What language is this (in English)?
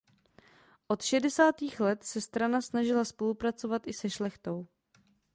Czech